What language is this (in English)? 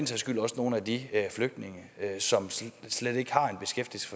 Danish